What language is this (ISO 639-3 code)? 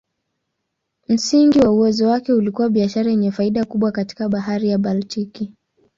swa